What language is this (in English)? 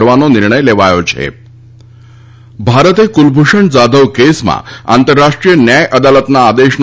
Gujarati